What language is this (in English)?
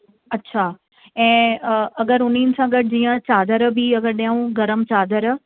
Sindhi